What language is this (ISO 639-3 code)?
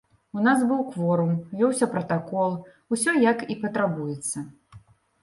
bel